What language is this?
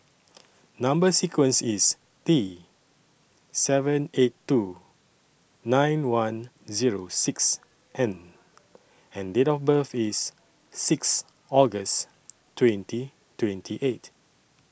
English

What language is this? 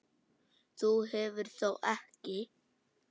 Icelandic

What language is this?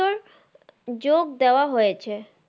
Bangla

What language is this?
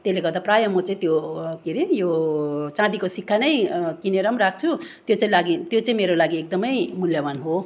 Nepali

